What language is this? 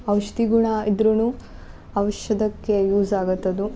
Kannada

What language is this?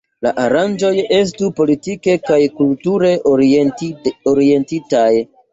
Esperanto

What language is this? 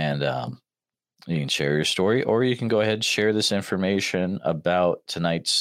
English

